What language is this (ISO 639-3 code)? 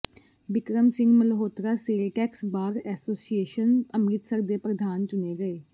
pan